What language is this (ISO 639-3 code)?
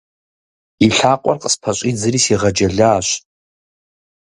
kbd